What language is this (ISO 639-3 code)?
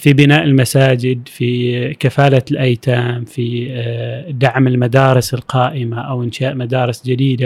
ara